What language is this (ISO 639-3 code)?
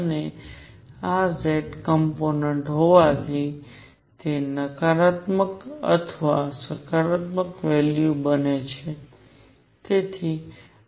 guj